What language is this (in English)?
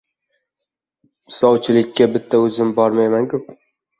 Uzbek